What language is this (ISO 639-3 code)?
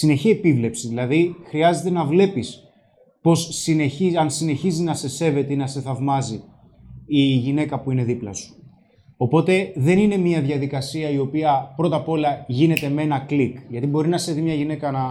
ell